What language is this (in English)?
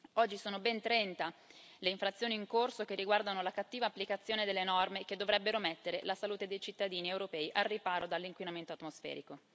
Italian